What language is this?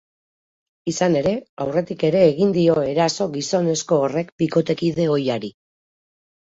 Basque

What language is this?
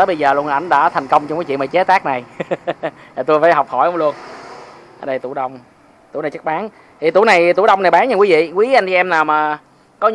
Vietnamese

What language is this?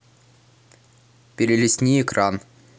Russian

